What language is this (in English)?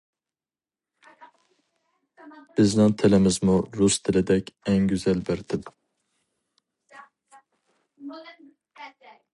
Uyghur